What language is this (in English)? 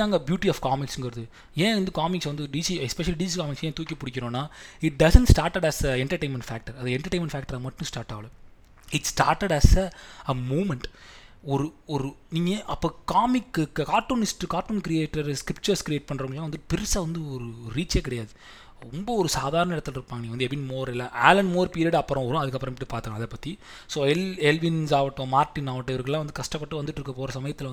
Tamil